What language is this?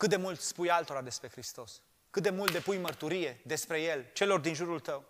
Romanian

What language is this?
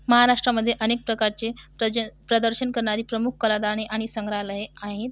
Marathi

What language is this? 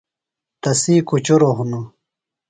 Phalura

